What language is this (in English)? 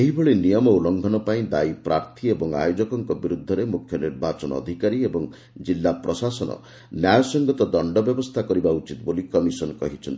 Odia